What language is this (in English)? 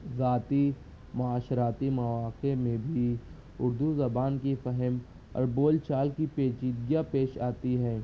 Urdu